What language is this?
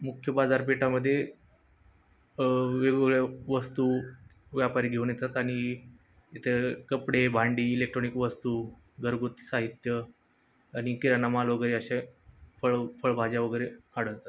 Marathi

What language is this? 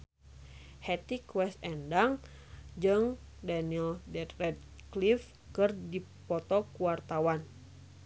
Sundanese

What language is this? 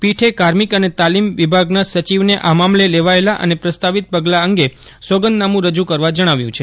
Gujarati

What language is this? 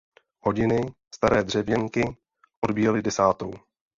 Czech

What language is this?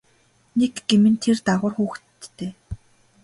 Mongolian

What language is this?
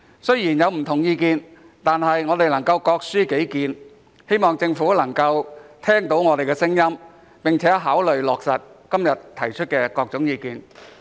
Cantonese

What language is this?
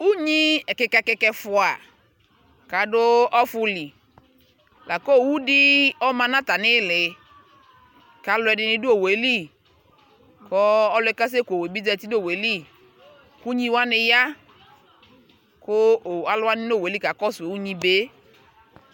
Ikposo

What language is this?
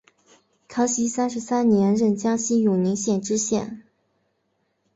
Chinese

